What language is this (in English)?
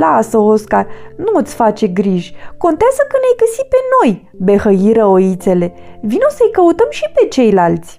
Romanian